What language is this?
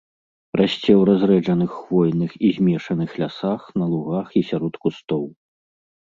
Belarusian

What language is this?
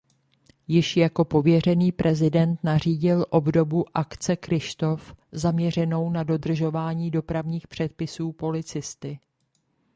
Czech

